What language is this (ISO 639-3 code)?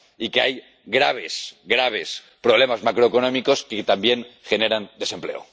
spa